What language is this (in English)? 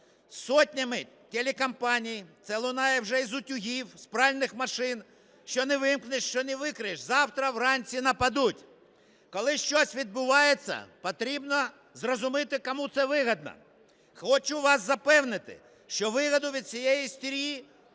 Ukrainian